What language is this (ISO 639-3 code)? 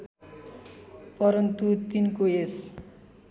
nep